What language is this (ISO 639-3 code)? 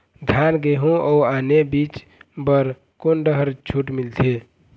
hne